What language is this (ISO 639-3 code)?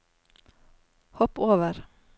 nor